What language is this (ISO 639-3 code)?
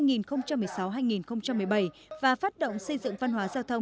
vie